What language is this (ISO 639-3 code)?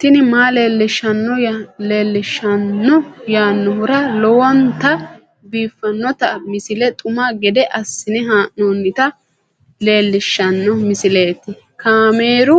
sid